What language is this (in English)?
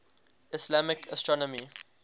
English